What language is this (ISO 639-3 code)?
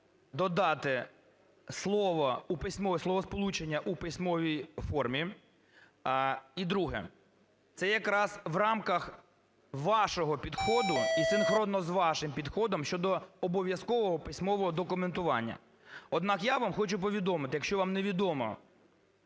ukr